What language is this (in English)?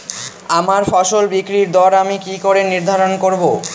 Bangla